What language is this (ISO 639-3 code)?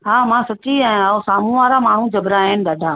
snd